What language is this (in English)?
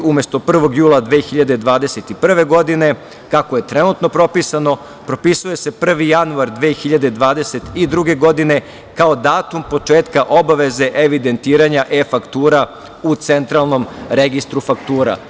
Serbian